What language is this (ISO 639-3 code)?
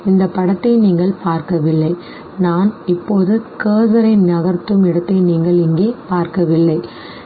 tam